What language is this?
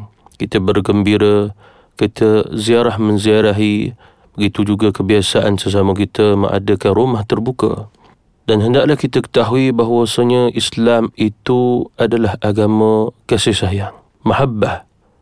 Malay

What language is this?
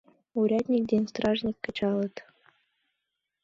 Mari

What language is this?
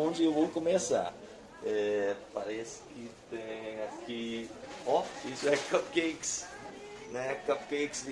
Portuguese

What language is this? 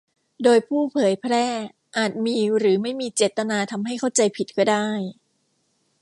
Thai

